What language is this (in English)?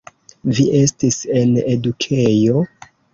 Esperanto